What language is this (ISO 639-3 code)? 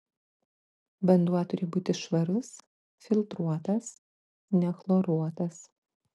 lit